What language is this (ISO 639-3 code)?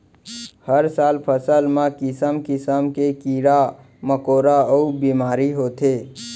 hne